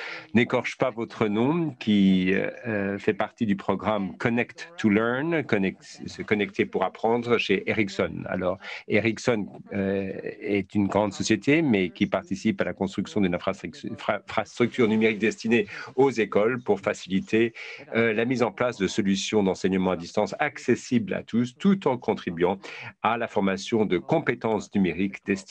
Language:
French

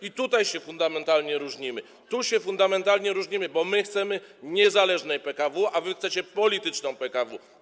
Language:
Polish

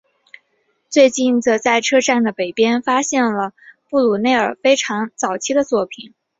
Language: Chinese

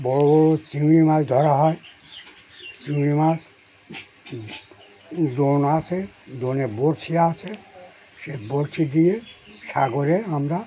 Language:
Bangla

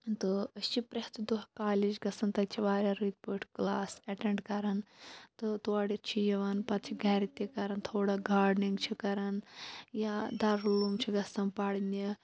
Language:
Kashmiri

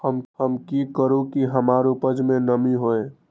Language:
Magahi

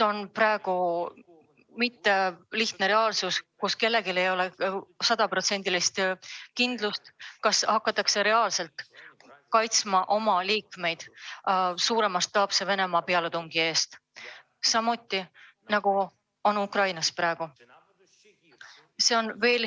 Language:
Estonian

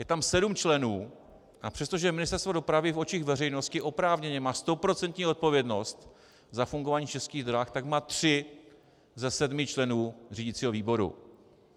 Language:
Czech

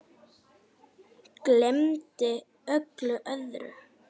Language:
Icelandic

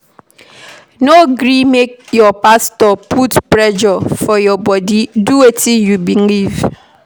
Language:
Nigerian Pidgin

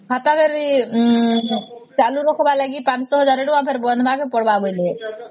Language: Odia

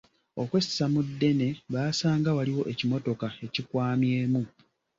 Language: Ganda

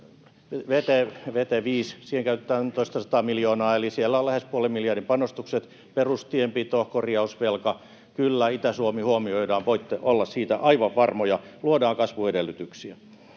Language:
Finnish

